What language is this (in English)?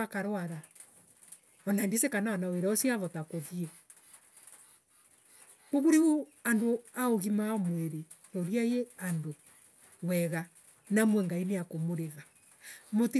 Embu